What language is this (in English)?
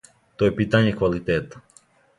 Serbian